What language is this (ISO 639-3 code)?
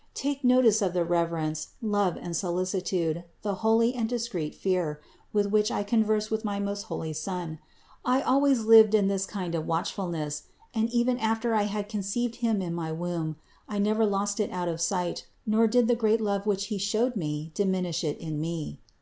eng